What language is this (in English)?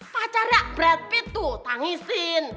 Indonesian